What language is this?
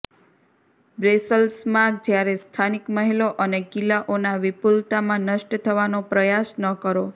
Gujarati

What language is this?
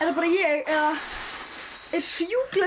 Icelandic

